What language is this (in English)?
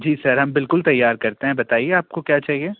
Hindi